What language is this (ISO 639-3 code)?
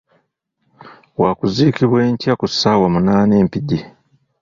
lug